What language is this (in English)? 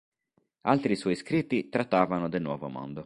Italian